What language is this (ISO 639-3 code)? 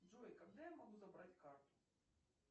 rus